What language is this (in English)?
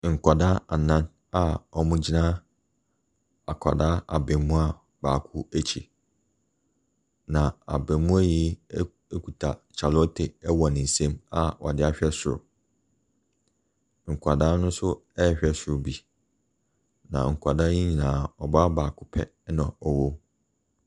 Akan